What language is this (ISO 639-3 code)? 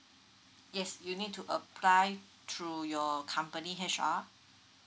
eng